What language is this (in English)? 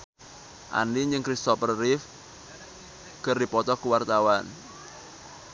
Sundanese